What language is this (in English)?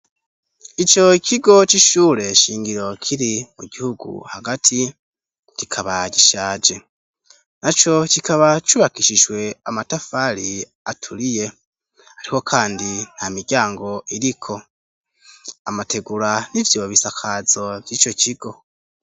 Rundi